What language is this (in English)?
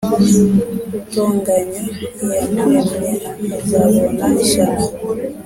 Kinyarwanda